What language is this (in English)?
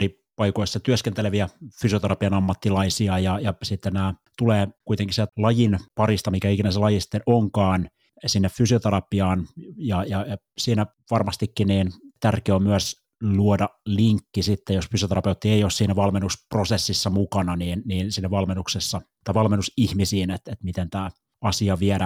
Finnish